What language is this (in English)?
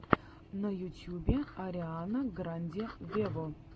Russian